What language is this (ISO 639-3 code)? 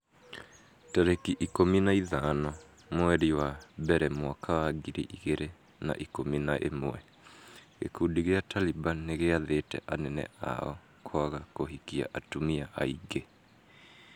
kik